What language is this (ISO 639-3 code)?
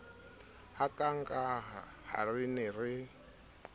sot